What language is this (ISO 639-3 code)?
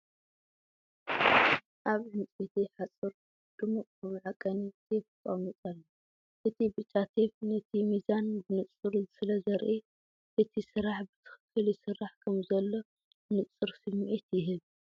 tir